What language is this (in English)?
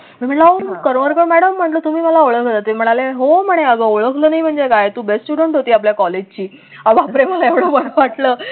Marathi